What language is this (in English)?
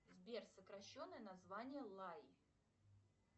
Russian